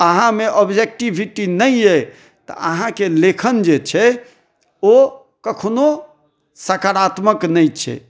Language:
Maithili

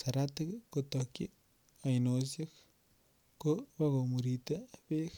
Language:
Kalenjin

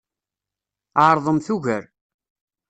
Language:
Kabyle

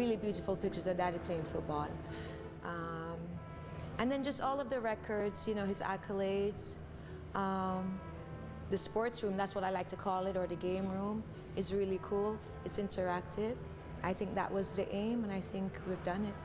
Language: English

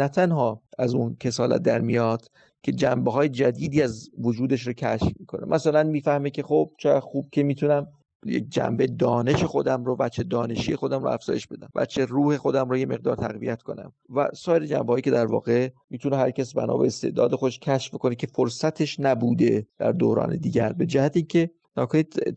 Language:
Persian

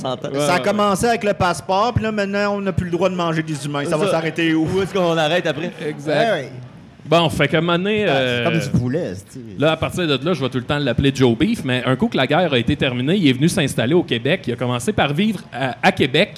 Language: French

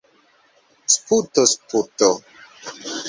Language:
Esperanto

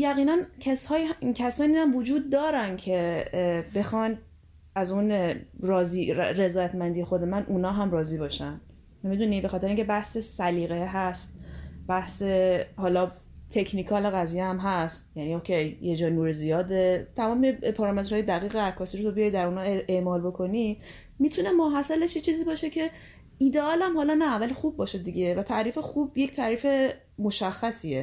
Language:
Persian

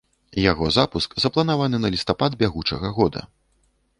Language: Belarusian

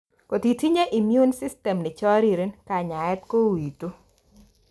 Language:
Kalenjin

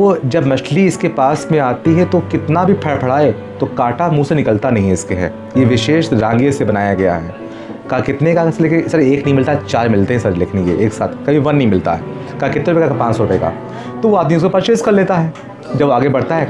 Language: Hindi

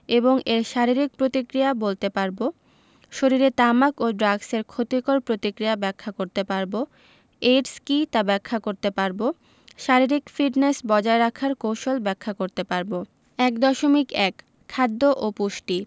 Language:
Bangla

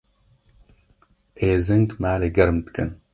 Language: Kurdish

